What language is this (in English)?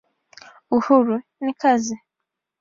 Swahili